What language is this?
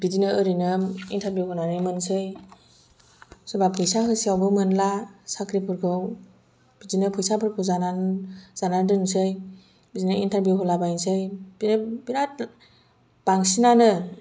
Bodo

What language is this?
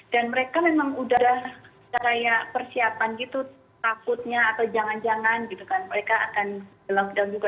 Indonesian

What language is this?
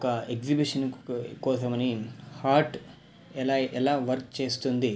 Telugu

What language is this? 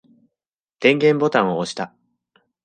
Japanese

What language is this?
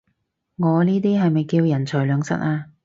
Cantonese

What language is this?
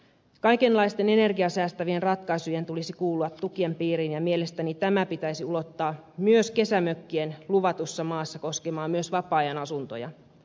Finnish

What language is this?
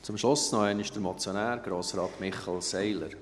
Swiss German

